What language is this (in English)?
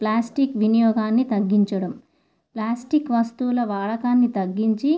Telugu